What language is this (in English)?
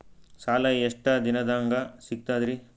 Kannada